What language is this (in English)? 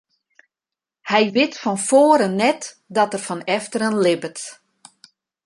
Western Frisian